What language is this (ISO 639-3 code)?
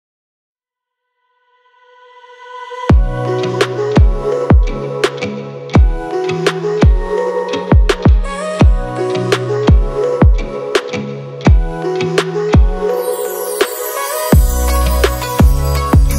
pol